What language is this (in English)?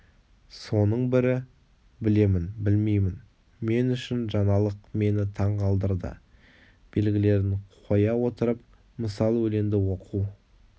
Kazakh